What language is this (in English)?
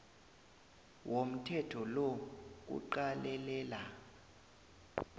South Ndebele